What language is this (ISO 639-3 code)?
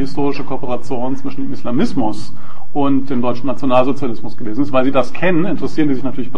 deu